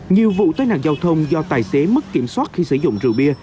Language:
Vietnamese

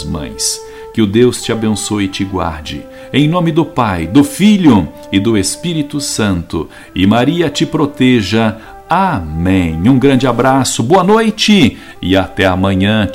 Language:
Portuguese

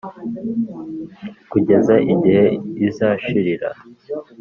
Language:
Kinyarwanda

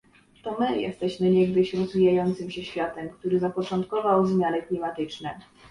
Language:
Polish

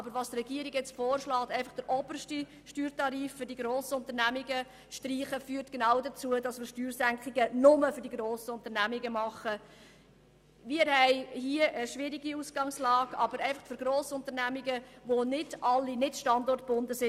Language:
Swiss German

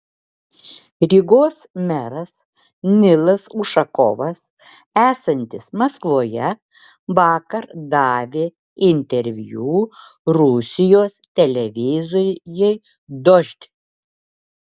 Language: Lithuanian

